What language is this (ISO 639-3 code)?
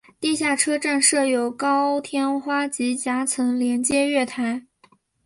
zho